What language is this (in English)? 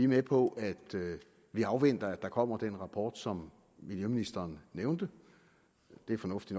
Danish